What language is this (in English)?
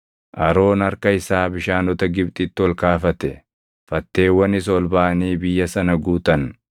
Oromo